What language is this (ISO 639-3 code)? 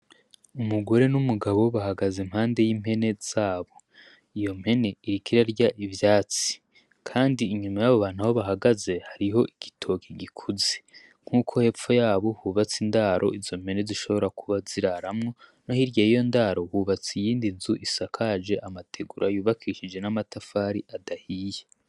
run